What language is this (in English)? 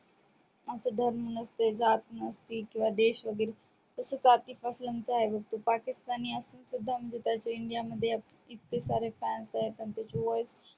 Marathi